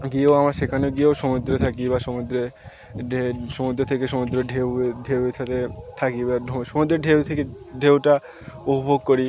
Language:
Bangla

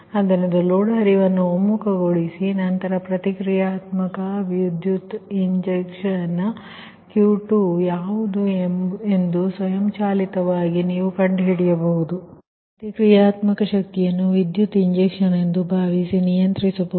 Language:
Kannada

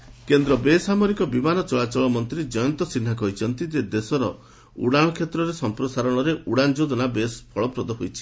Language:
Odia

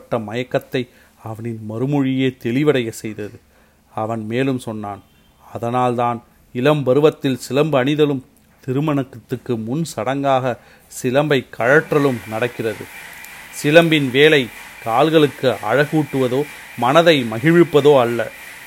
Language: Tamil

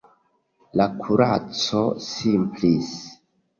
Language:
Esperanto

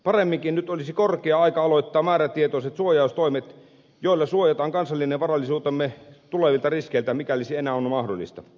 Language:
Finnish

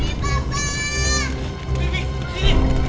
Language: Indonesian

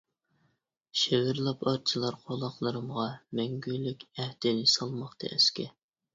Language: Uyghur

